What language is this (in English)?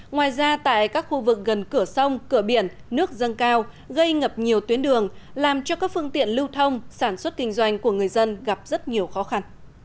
Vietnamese